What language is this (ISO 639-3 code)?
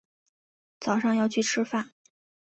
zho